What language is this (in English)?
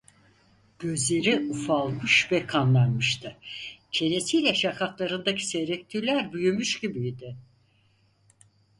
Turkish